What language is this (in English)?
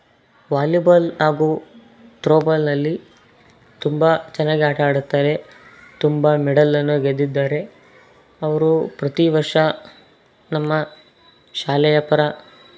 Kannada